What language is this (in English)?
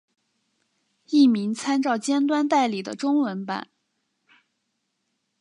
Chinese